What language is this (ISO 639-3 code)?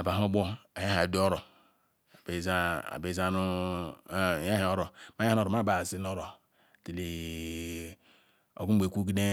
ikw